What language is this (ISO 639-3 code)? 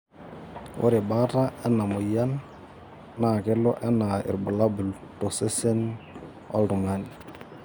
mas